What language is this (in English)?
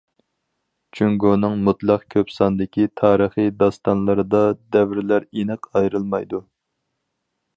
Uyghur